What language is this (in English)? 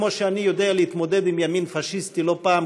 Hebrew